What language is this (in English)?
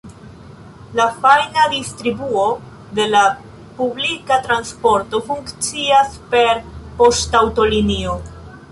Esperanto